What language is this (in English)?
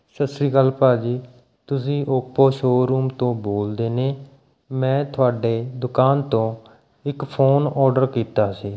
Punjabi